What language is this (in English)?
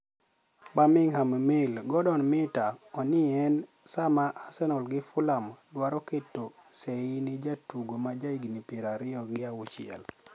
Luo (Kenya and Tanzania)